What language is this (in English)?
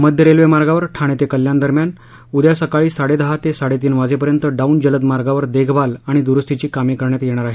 Marathi